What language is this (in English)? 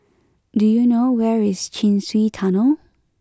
English